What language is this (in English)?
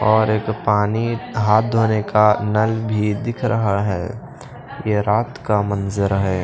Hindi